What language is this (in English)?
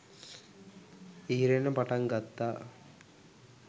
Sinhala